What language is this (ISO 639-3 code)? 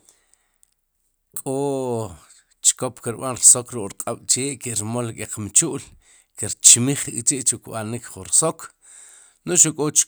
qum